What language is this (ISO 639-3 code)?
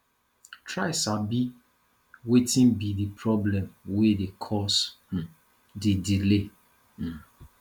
pcm